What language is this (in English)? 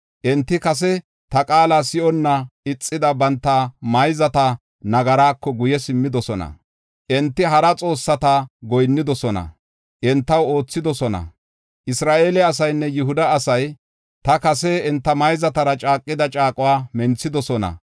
Gofa